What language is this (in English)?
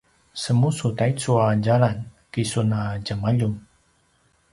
Paiwan